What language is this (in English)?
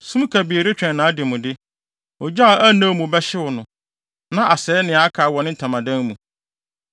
Akan